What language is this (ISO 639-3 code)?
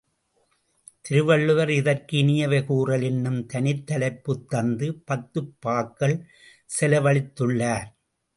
tam